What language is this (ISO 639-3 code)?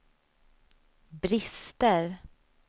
swe